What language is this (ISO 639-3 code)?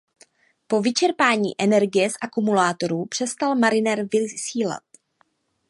ces